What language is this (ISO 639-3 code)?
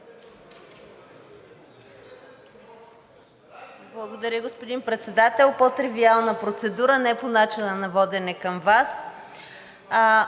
bul